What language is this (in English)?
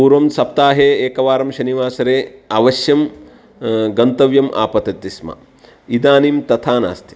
Sanskrit